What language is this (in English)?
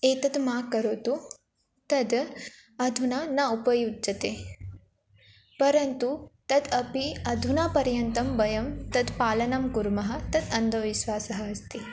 Sanskrit